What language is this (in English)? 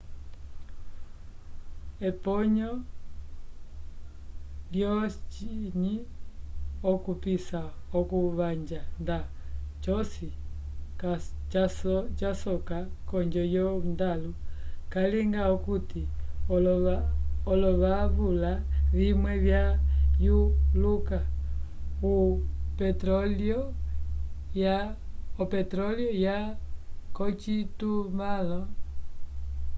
Umbundu